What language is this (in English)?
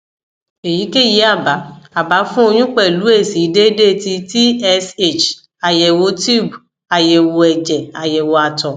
Yoruba